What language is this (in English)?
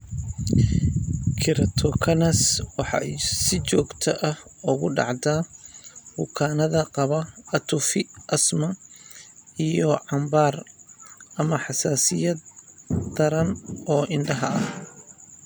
Somali